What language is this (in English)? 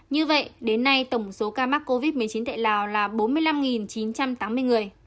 Vietnamese